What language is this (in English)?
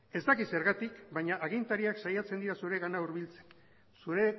Basque